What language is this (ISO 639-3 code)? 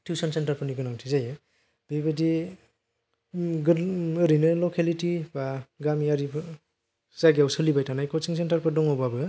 brx